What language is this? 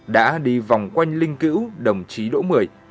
Vietnamese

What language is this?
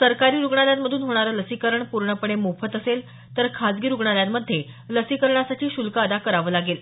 Marathi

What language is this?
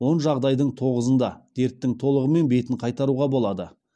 Kazakh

